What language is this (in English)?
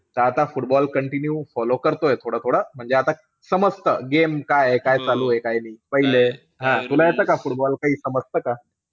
Marathi